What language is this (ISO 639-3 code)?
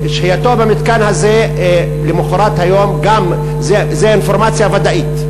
heb